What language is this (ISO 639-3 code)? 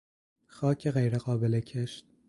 fas